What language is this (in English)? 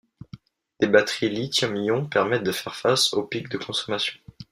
French